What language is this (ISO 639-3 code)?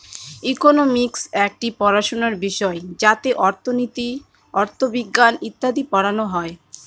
ben